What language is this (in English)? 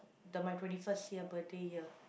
English